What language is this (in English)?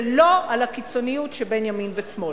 Hebrew